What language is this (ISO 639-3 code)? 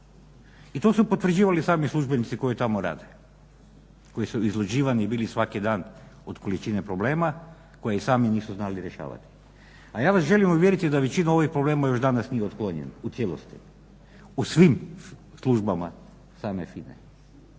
hrv